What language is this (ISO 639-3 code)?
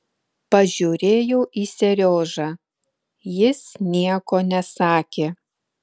lit